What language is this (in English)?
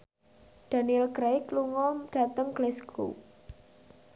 Javanese